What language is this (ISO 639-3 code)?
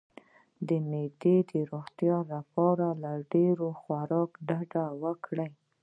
pus